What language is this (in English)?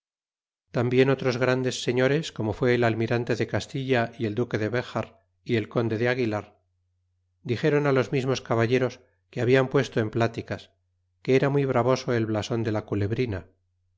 Spanish